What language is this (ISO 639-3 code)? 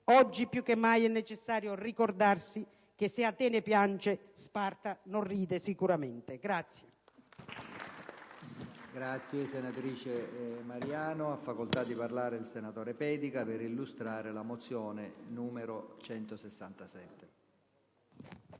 ita